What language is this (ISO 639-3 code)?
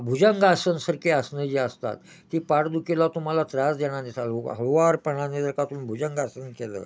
mar